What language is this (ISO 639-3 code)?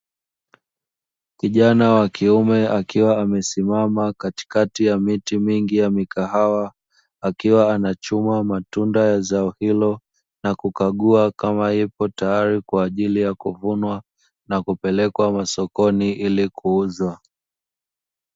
swa